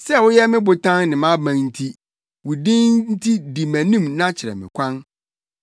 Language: Akan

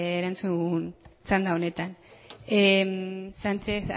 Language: Basque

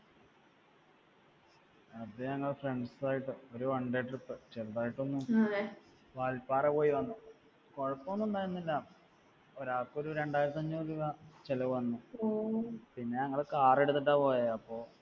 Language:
Malayalam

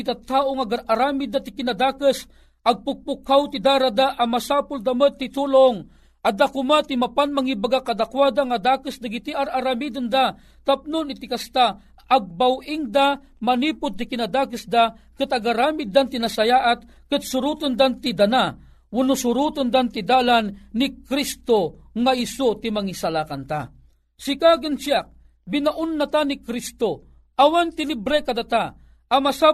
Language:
Filipino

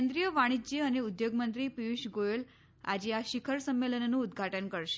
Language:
Gujarati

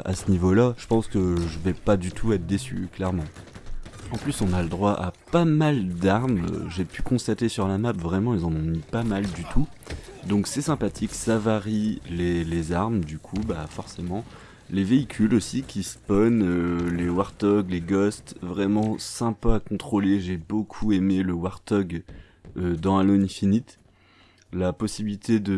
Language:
French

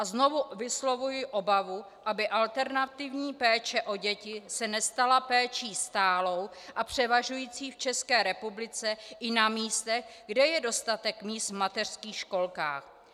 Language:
Czech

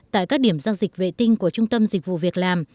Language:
Vietnamese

